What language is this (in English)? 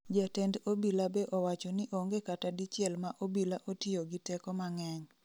Luo (Kenya and Tanzania)